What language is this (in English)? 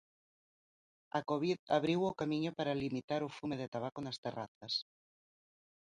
Galician